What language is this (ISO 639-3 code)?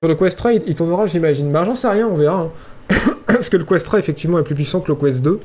fra